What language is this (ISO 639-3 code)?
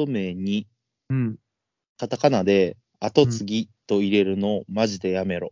jpn